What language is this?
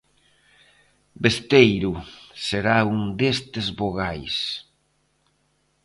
Galician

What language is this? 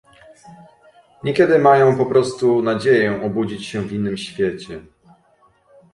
Polish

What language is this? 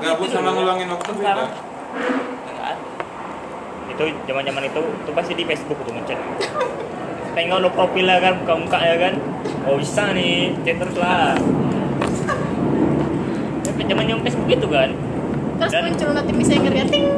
Indonesian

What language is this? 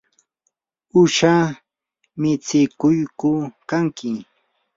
Yanahuanca Pasco Quechua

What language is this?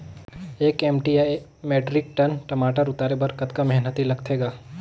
Chhattisgarhi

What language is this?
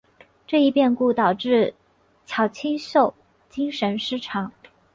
Chinese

